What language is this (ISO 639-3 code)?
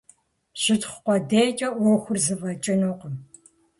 kbd